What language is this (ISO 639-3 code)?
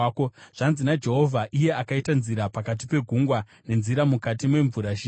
sna